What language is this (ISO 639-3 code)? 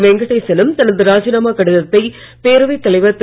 tam